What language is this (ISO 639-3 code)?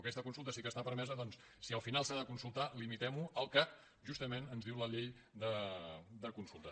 cat